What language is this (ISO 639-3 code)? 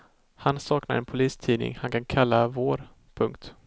swe